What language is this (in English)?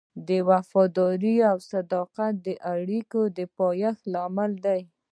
Pashto